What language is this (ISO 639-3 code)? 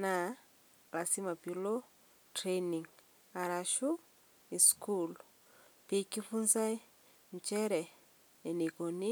mas